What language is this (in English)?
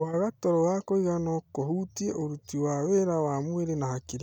Kikuyu